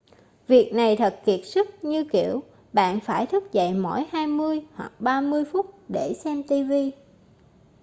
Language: Vietnamese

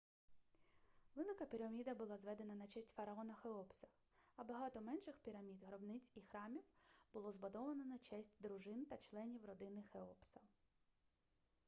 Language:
Ukrainian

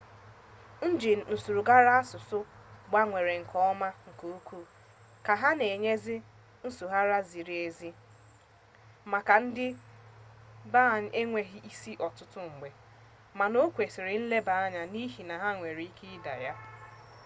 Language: Igbo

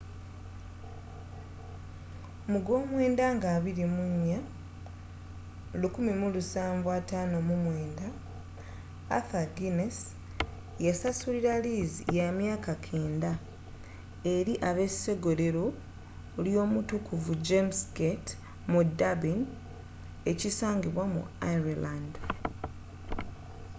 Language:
Ganda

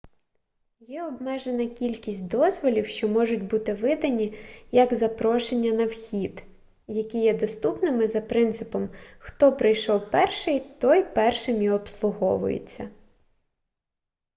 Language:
Ukrainian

